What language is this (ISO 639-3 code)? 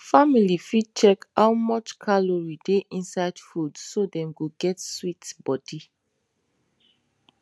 pcm